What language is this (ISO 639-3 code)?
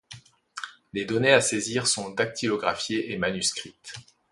fra